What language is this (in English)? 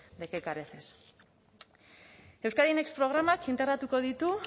Basque